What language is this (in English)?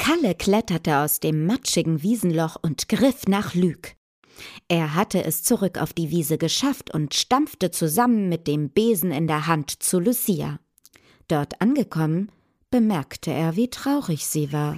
German